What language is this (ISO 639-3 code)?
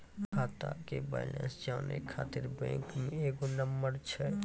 mai